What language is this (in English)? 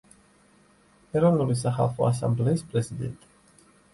Georgian